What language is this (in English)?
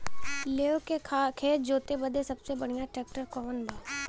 Bhojpuri